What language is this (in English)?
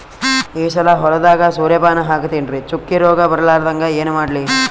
Kannada